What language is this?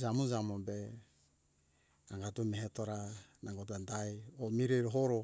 Hunjara-Kaina Ke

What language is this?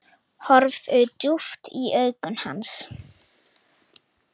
Icelandic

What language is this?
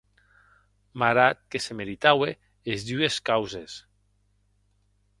Occitan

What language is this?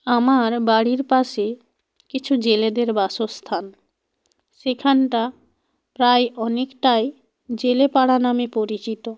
Bangla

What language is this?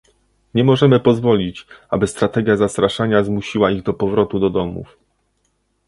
Polish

